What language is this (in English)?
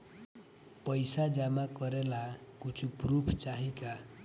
Bhojpuri